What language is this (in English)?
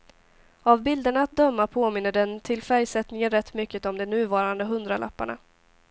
Swedish